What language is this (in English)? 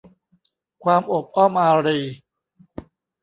Thai